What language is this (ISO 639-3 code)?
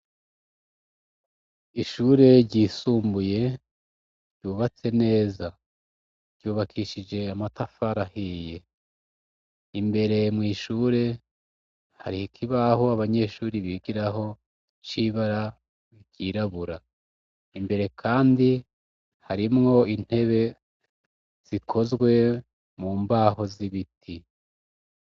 run